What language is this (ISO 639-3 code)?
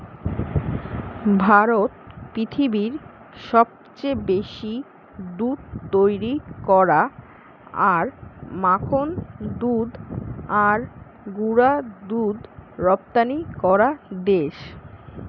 ben